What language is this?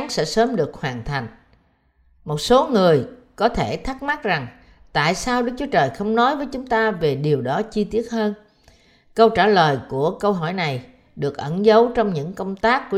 Vietnamese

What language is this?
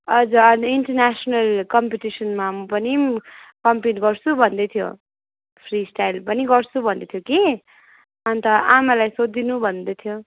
Nepali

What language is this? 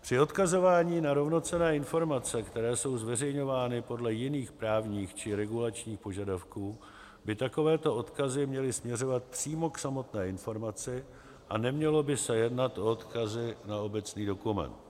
Czech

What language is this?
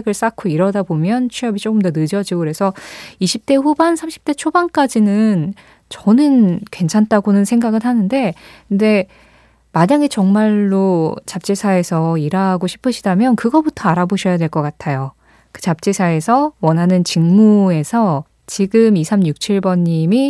Korean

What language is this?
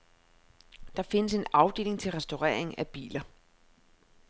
Danish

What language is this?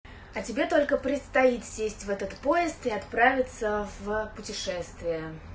Russian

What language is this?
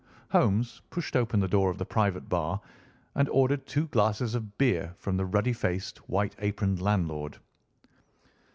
English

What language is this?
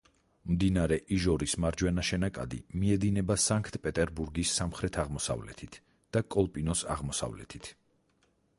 Georgian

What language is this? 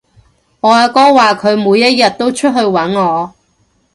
Cantonese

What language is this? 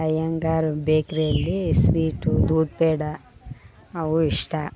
Kannada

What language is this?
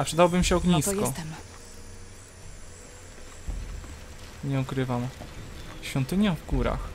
Polish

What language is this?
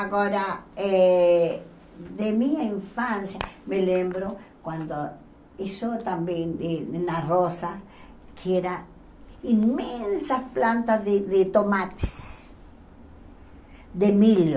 Portuguese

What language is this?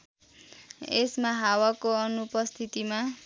Nepali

